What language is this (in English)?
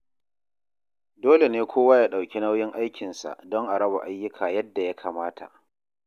Hausa